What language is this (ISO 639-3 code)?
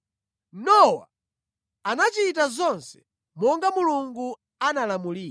nya